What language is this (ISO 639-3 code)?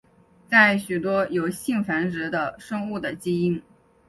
zho